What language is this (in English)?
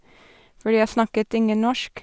Norwegian